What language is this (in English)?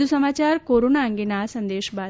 Gujarati